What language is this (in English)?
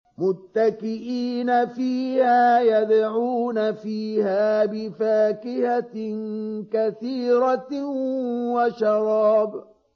Arabic